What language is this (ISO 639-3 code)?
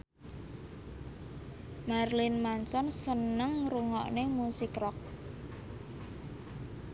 jav